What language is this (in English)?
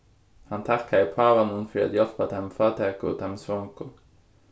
Faroese